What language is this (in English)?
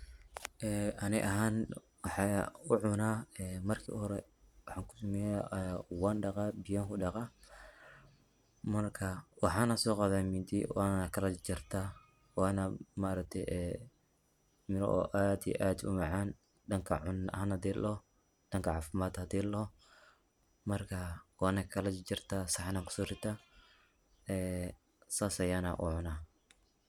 Somali